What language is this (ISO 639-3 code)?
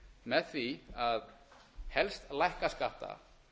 isl